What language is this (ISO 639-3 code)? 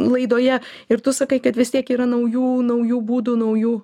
lit